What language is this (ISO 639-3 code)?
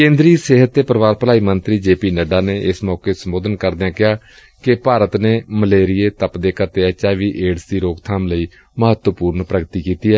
pan